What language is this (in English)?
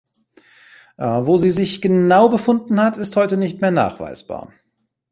German